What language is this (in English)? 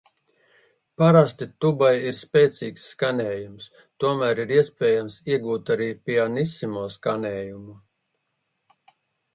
Latvian